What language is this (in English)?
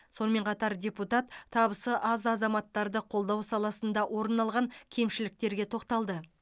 Kazakh